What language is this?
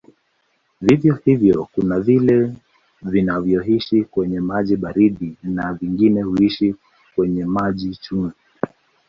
Swahili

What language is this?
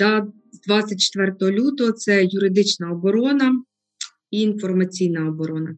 Ukrainian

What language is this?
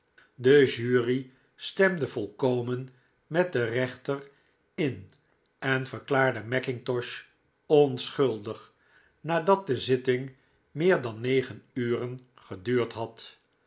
Dutch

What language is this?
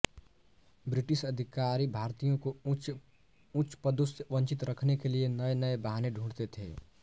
Hindi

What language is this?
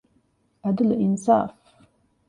Divehi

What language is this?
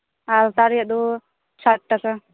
Santali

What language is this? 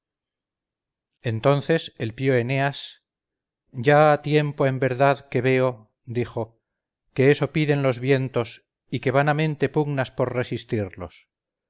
Spanish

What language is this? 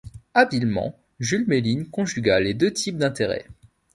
French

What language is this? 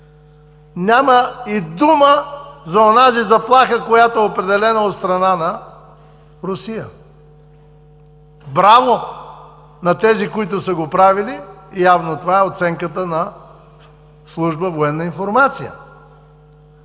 Bulgarian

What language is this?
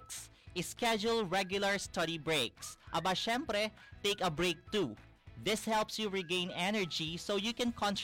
Filipino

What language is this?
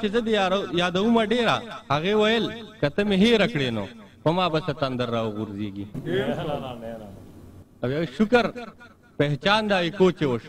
Arabic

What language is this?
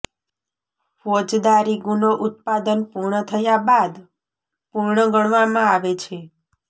Gujarati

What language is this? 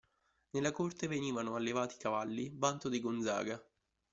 Italian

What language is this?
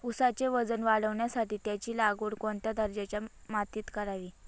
Marathi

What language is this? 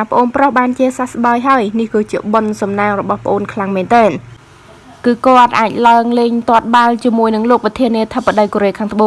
Vietnamese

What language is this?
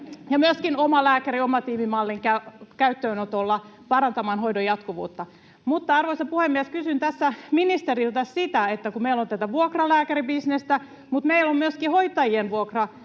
Finnish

